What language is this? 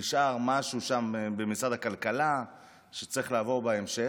Hebrew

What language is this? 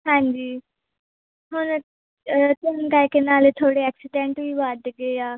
Punjabi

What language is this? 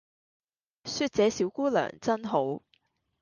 Cantonese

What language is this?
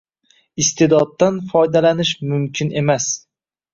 Uzbek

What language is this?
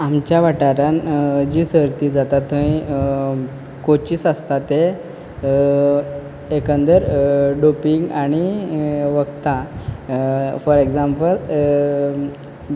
Konkani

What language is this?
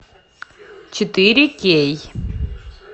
Russian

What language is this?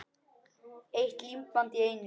Icelandic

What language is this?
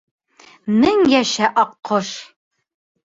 Bashkir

